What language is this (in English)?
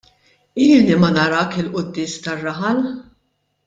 Maltese